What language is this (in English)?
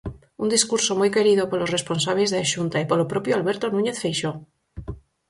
Galician